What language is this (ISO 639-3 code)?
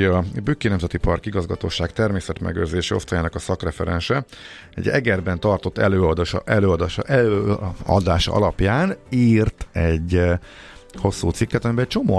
hun